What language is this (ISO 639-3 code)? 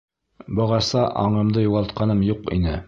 bak